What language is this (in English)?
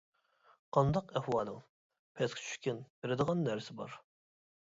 Uyghur